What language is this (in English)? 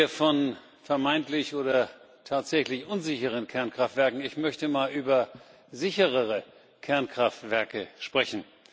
German